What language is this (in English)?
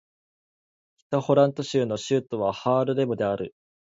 Japanese